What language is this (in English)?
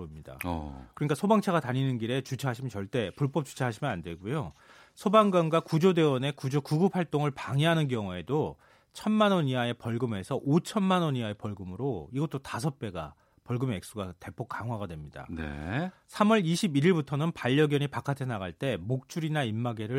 Korean